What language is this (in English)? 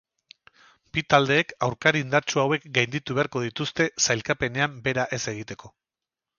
Basque